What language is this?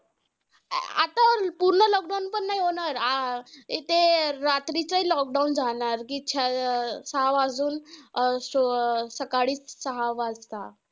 Marathi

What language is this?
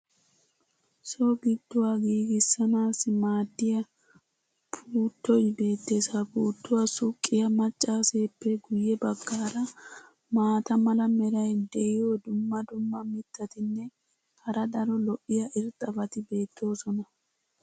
Wolaytta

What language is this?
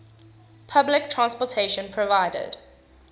English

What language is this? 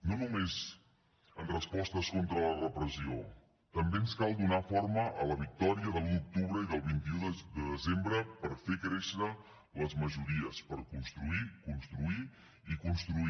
Catalan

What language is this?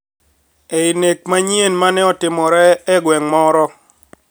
Luo (Kenya and Tanzania)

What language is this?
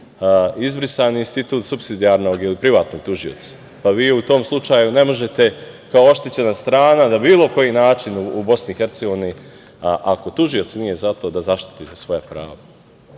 Serbian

